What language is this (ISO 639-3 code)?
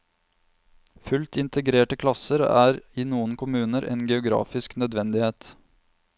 nor